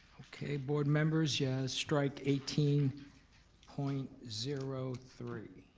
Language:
English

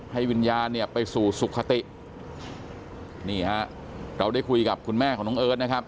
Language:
Thai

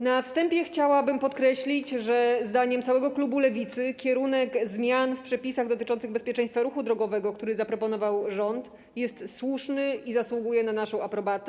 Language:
Polish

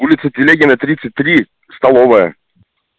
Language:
Russian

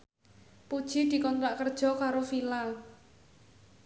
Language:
Javanese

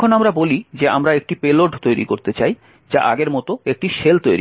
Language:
Bangla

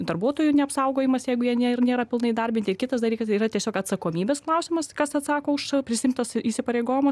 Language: Lithuanian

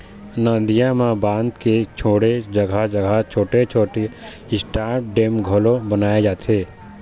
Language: Chhattisgarhi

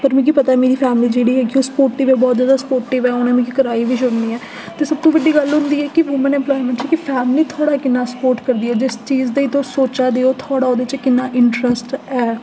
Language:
Dogri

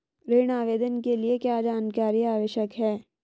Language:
Hindi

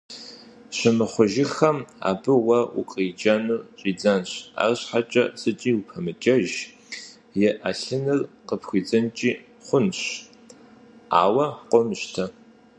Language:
Kabardian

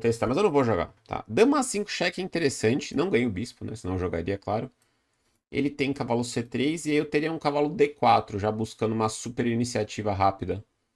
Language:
Portuguese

